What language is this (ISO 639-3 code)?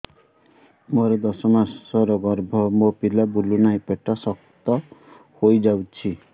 ori